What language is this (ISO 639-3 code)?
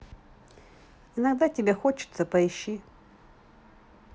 rus